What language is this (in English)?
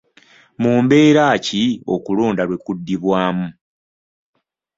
Ganda